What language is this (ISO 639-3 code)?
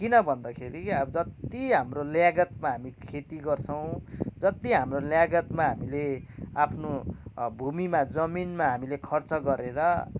nep